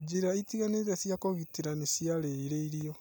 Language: Kikuyu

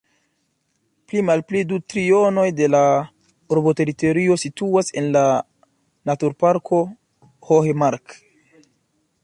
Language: Esperanto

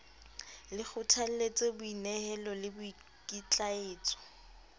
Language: Southern Sotho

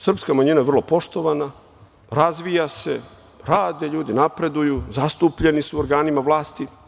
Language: Serbian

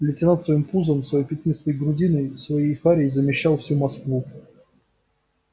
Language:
Russian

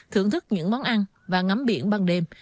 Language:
Vietnamese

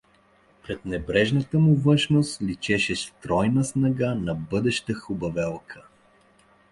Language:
Bulgarian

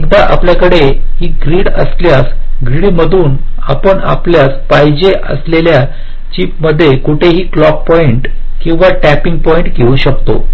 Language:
Marathi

